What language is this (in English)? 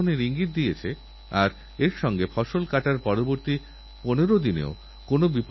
Bangla